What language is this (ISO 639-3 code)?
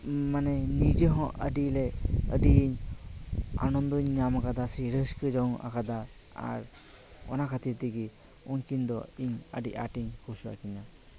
sat